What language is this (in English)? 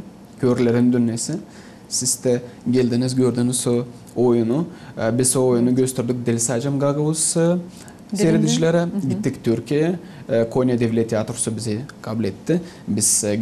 Turkish